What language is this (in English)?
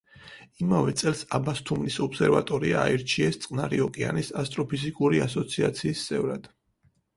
Georgian